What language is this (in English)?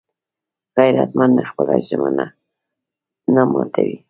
Pashto